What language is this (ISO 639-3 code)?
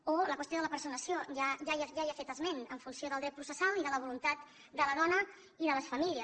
cat